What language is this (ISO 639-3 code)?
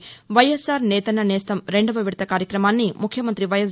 tel